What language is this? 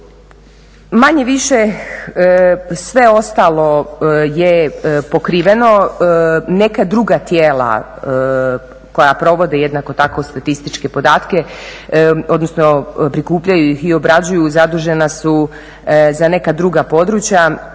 Croatian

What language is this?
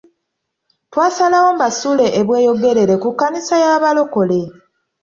Ganda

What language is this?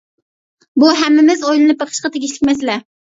Uyghur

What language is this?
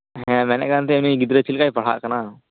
Santali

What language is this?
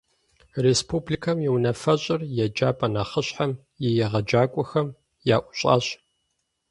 Kabardian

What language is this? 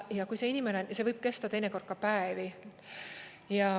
Estonian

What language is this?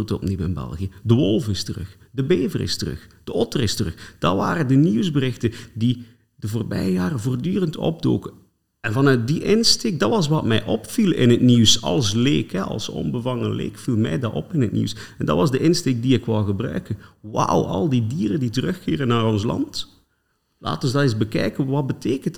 Dutch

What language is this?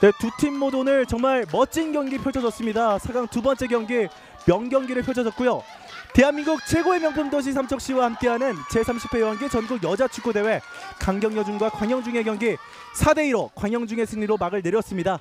Korean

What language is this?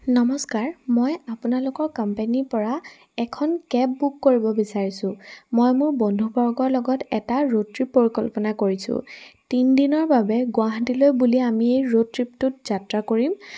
Assamese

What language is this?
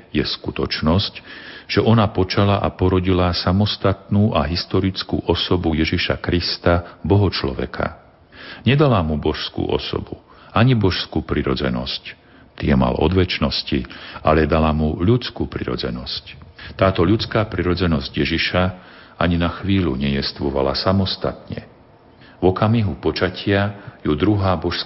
Slovak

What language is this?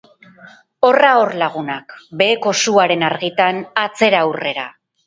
Basque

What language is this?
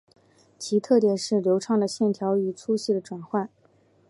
Chinese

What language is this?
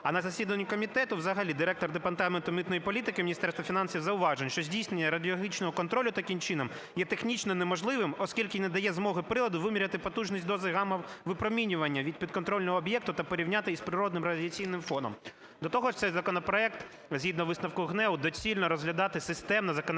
Ukrainian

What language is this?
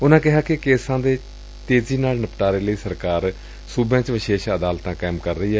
Punjabi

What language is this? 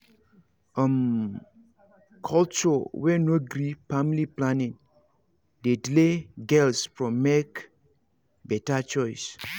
Nigerian Pidgin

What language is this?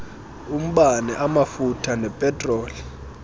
Xhosa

